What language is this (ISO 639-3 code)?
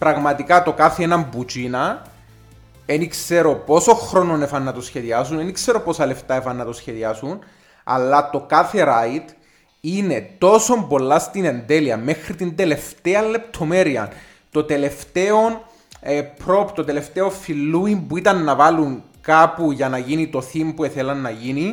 ell